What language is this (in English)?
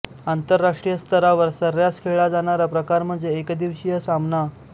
Marathi